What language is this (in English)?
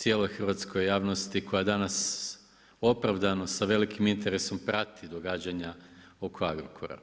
Croatian